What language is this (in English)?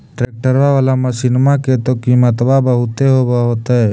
Magahi